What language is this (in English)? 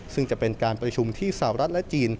Thai